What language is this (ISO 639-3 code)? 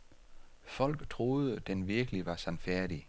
dan